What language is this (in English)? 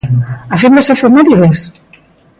Galician